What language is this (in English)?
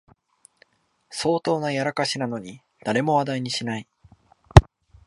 Japanese